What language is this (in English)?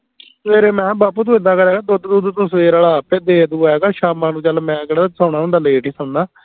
Punjabi